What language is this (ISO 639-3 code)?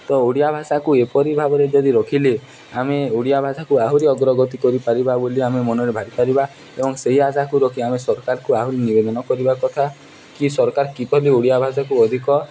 ori